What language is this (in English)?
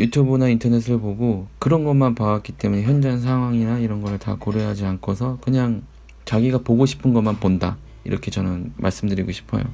Korean